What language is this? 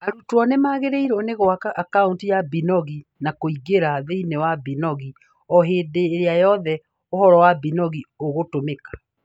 Kikuyu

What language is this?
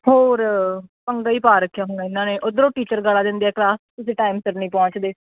Punjabi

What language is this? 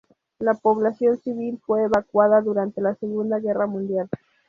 Spanish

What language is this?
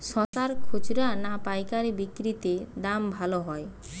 Bangla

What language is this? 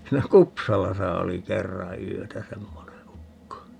Finnish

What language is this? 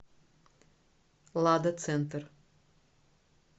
Russian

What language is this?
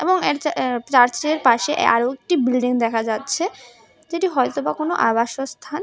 Bangla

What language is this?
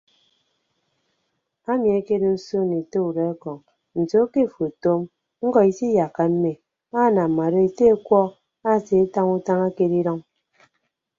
Ibibio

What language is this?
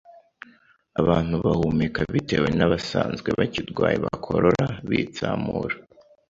Kinyarwanda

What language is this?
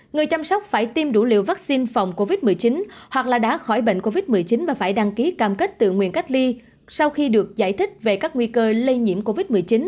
Vietnamese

